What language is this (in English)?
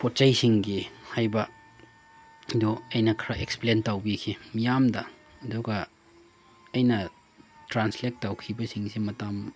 Manipuri